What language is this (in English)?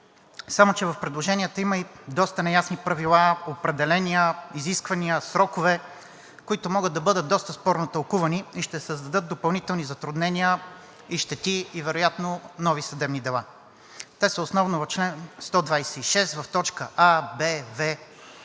Bulgarian